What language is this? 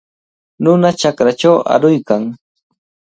Cajatambo North Lima Quechua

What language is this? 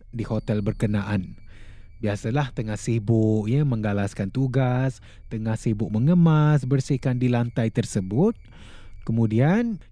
Malay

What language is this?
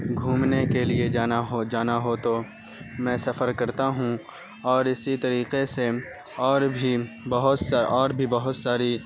Urdu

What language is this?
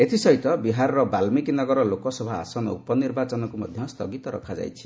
Odia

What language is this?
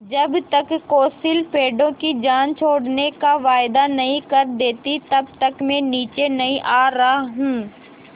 Hindi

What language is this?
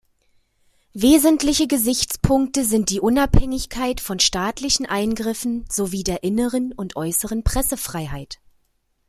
German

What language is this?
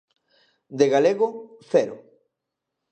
Galician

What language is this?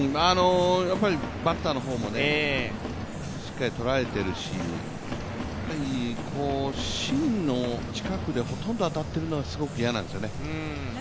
Japanese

